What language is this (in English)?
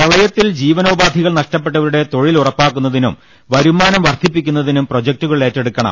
Malayalam